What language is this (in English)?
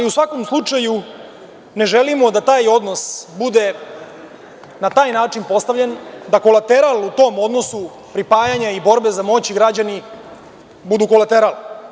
Serbian